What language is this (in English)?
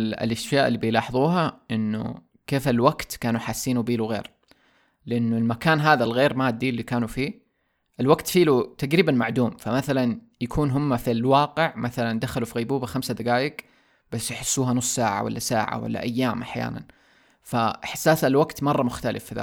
Arabic